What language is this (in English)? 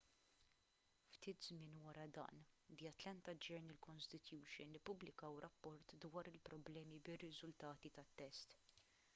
Maltese